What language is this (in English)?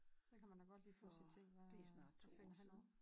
Danish